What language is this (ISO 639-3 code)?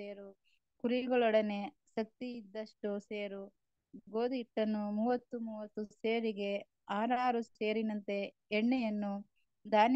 kan